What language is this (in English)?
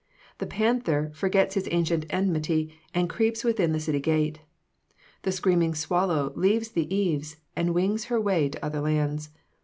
English